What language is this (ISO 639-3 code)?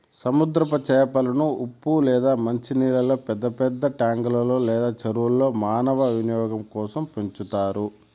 tel